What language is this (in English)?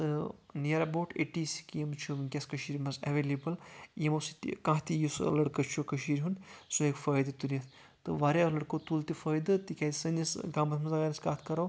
Kashmiri